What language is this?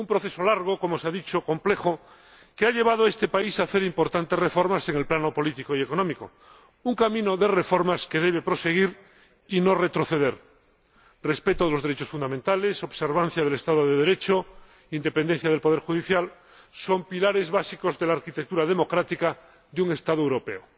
Spanish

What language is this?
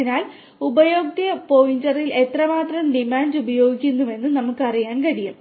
Malayalam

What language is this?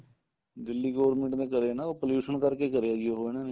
Punjabi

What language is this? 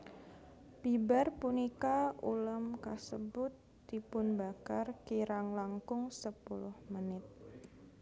Javanese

